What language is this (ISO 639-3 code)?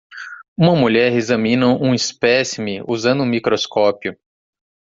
por